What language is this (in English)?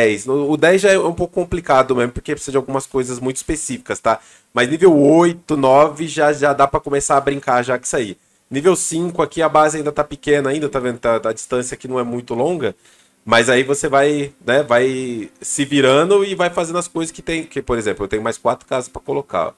Portuguese